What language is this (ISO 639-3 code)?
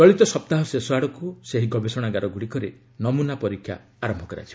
ori